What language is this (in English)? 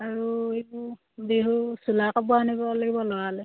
Assamese